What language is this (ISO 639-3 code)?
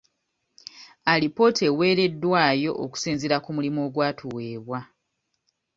lug